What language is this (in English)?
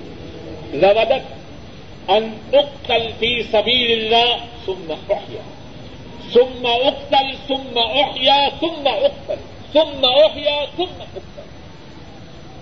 Urdu